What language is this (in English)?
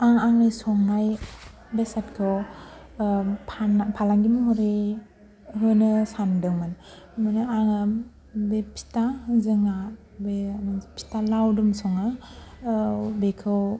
Bodo